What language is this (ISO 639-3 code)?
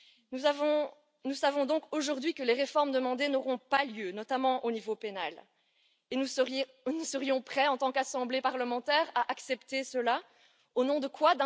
fra